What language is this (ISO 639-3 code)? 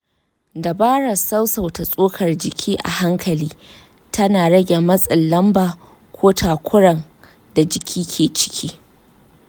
hau